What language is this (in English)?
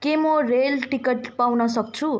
Nepali